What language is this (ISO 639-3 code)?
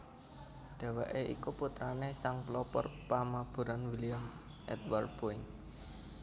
jav